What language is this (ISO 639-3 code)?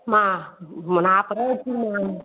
tam